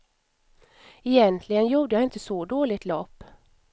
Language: Swedish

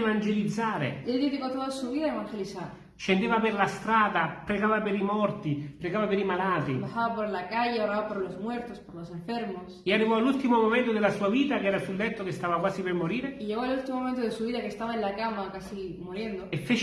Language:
Italian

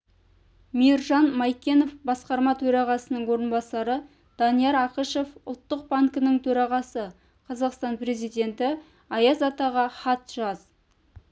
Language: Kazakh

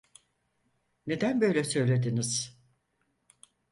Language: Turkish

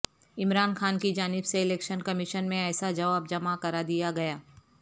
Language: Urdu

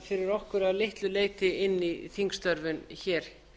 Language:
Icelandic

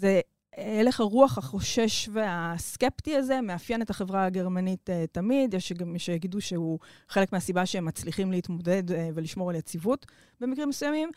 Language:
Hebrew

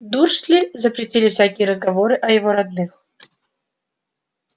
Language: Russian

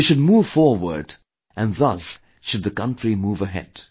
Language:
English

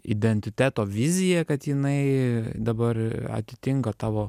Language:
Lithuanian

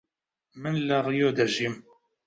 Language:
Central Kurdish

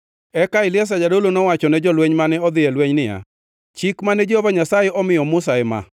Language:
Luo (Kenya and Tanzania)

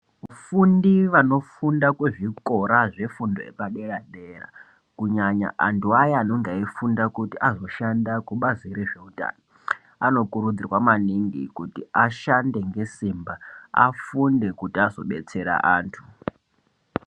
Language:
Ndau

